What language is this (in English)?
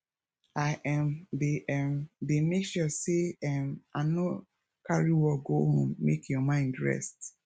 Nigerian Pidgin